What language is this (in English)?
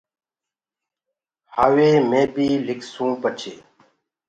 Gurgula